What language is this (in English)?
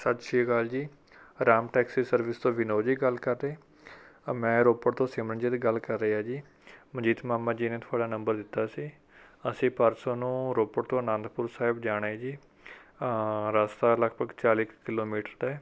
Punjabi